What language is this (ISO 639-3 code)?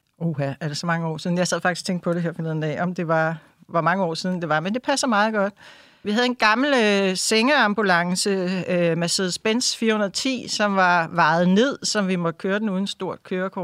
dan